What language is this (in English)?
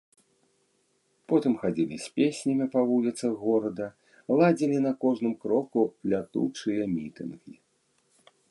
Belarusian